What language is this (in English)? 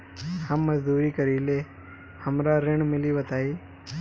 Bhojpuri